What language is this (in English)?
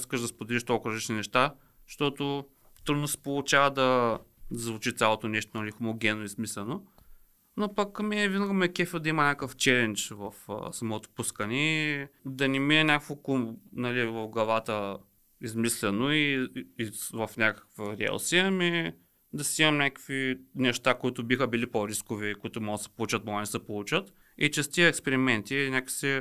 Bulgarian